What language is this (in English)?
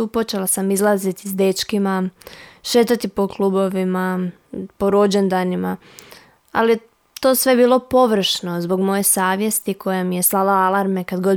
Croatian